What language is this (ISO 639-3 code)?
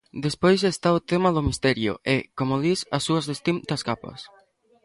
glg